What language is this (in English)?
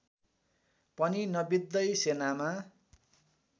Nepali